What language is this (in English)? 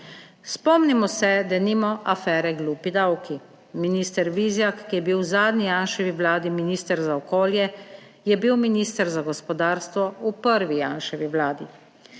Slovenian